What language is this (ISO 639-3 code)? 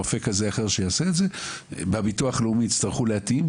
heb